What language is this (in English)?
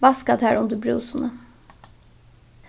Faroese